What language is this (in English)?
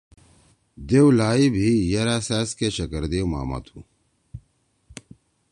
Torwali